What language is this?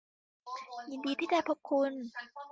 Thai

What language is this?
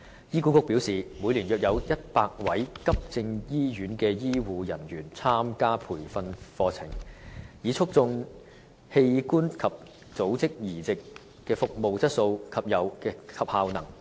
Cantonese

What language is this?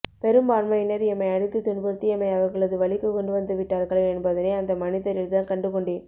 Tamil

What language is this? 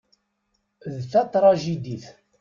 Kabyle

